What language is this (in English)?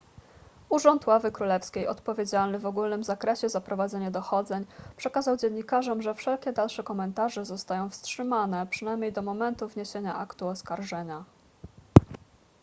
Polish